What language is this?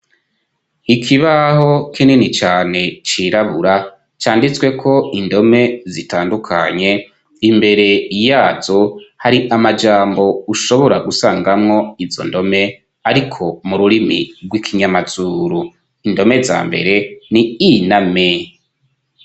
Rundi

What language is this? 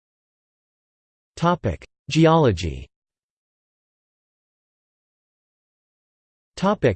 English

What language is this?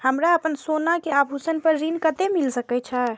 Maithili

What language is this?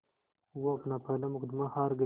Hindi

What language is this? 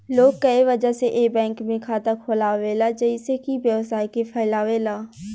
Bhojpuri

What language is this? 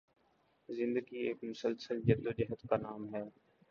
Urdu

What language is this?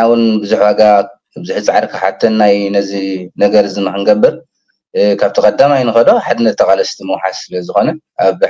Arabic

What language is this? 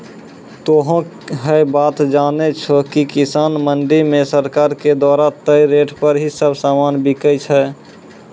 Maithili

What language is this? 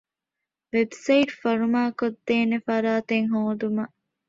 Divehi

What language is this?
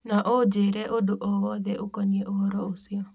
Kikuyu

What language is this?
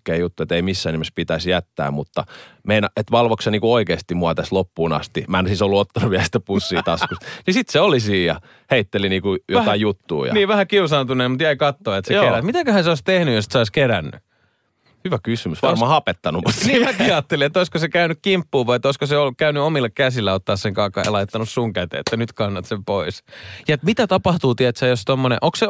Finnish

